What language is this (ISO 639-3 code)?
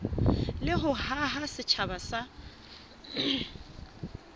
sot